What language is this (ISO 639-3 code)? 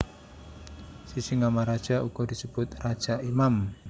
jav